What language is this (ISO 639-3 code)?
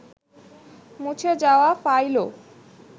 ben